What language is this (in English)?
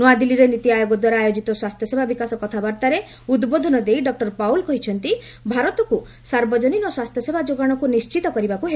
Odia